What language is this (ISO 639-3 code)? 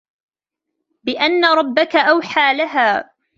ara